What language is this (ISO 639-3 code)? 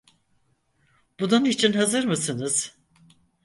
tur